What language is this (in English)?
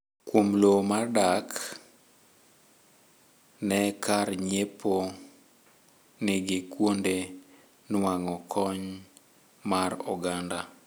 Luo (Kenya and Tanzania)